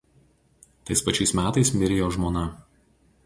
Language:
Lithuanian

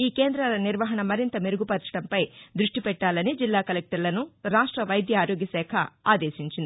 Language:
Telugu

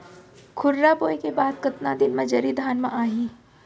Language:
Chhattisgarhi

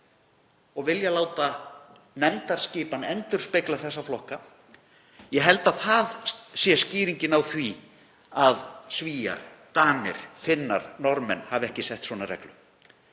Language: Icelandic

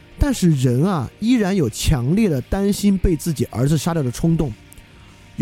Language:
Chinese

